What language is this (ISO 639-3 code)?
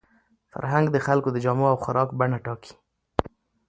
pus